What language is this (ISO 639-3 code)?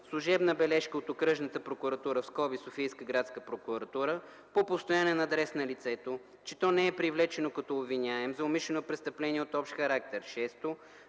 bul